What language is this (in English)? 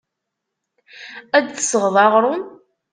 Kabyle